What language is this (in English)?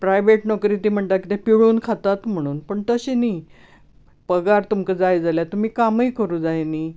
Konkani